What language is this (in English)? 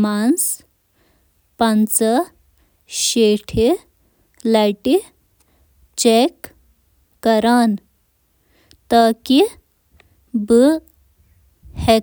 Kashmiri